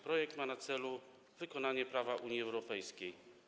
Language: Polish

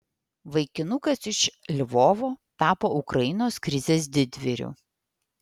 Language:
Lithuanian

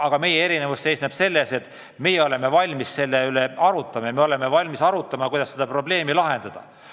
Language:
Estonian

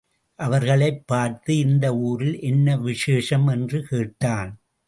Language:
Tamil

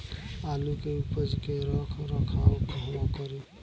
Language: Bhojpuri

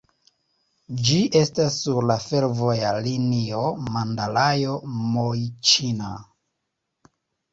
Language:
Esperanto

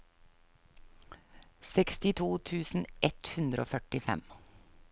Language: Norwegian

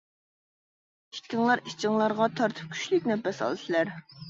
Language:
Uyghur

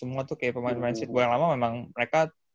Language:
Indonesian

